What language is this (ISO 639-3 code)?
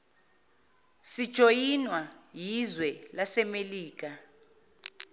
zul